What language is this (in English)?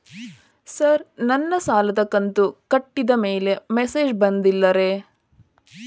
Kannada